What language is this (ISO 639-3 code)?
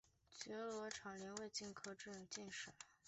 zho